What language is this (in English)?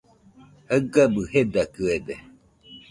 Nüpode Huitoto